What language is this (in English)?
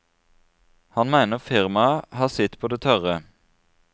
Norwegian